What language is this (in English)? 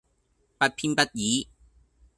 Cantonese